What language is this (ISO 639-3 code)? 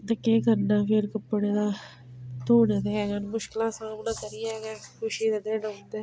doi